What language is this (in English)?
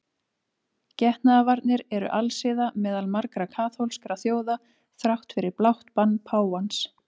Icelandic